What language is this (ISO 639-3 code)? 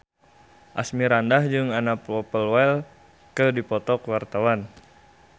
sun